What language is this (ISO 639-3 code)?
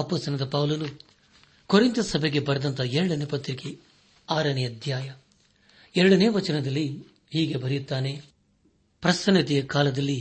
kan